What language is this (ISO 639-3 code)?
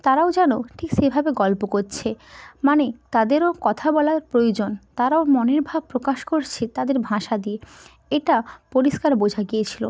ben